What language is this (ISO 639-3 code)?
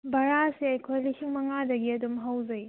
mni